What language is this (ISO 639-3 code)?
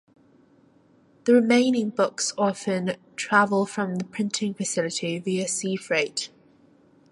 eng